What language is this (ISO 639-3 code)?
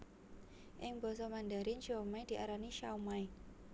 jav